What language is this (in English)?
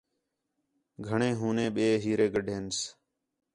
Khetrani